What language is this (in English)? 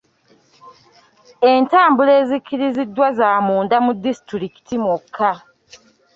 Ganda